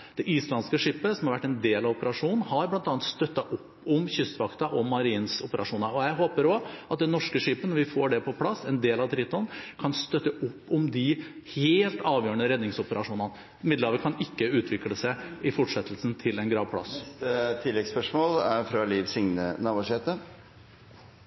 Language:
Norwegian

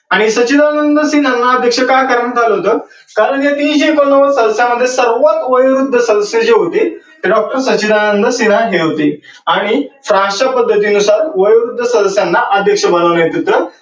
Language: Marathi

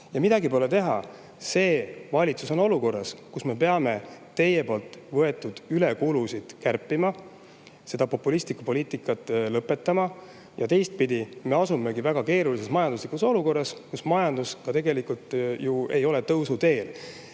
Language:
Estonian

